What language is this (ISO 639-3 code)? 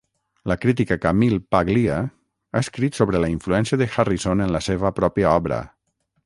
cat